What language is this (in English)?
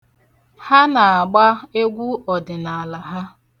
Igbo